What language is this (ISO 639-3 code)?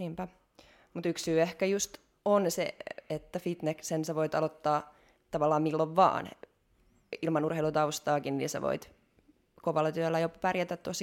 fin